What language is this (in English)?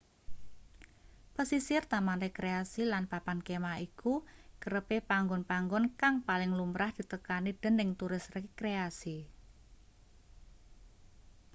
Javanese